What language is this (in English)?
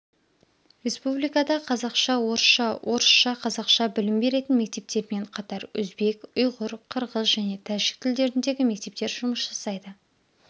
Kazakh